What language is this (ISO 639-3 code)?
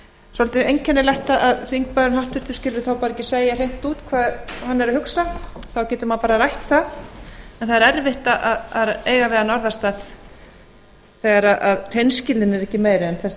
isl